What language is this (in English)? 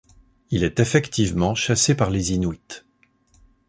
French